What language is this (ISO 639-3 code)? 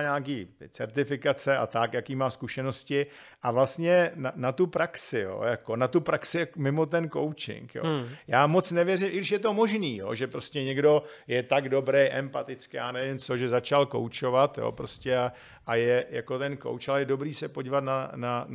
ces